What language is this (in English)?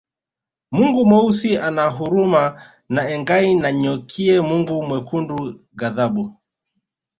Swahili